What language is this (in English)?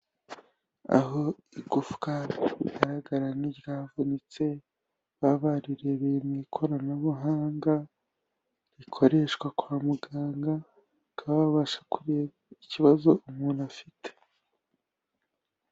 Kinyarwanda